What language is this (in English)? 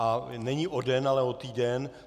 Czech